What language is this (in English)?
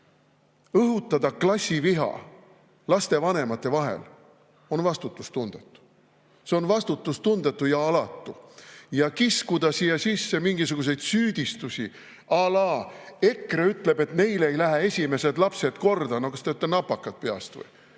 Estonian